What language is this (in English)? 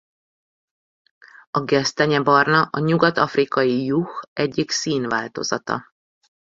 Hungarian